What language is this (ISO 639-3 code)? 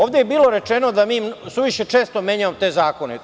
srp